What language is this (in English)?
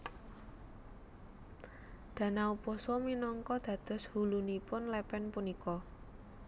Javanese